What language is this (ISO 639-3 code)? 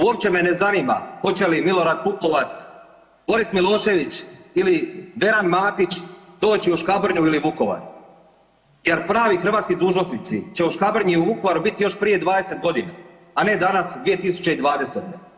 hrv